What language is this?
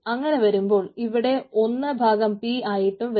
Malayalam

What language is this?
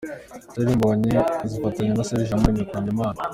Kinyarwanda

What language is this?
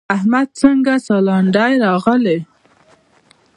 Pashto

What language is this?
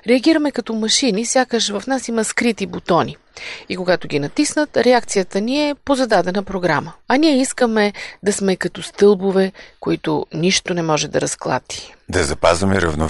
Bulgarian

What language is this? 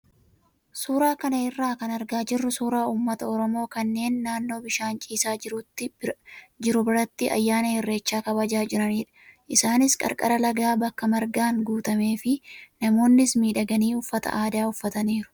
Oromo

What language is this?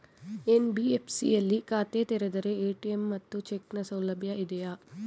Kannada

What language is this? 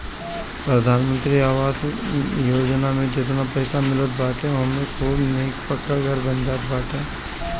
Bhojpuri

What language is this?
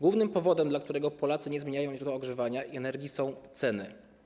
Polish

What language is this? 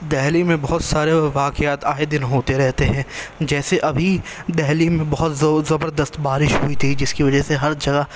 Urdu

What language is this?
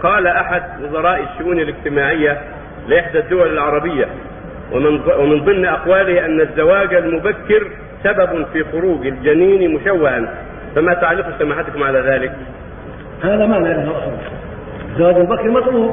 Arabic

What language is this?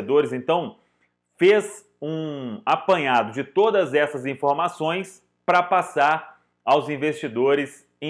Portuguese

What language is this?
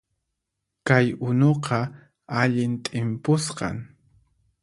Puno Quechua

